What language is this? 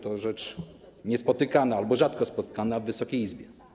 Polish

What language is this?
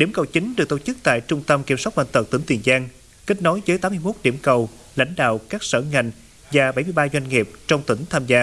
Vietnamese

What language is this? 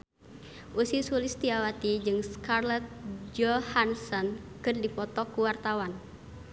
Sundanese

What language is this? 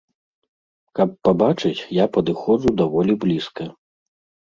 Belarusian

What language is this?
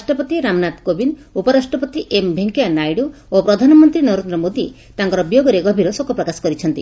Odia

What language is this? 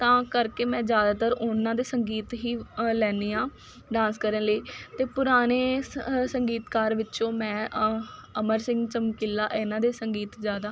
Punjabi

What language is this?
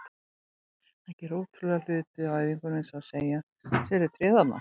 Icelandic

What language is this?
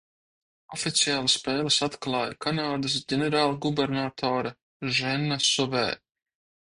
Latvian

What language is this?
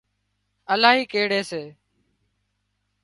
Wadiyara Koli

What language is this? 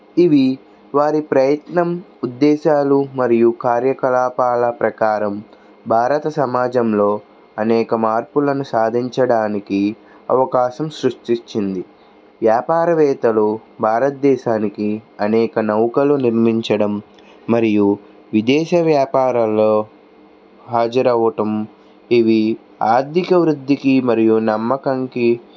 Telugu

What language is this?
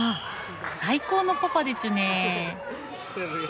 Japanese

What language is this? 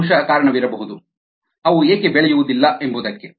Kannada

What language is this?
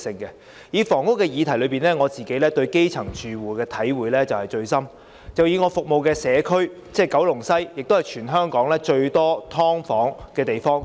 Cantonese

